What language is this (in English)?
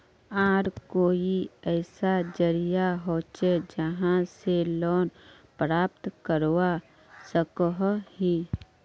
Magahi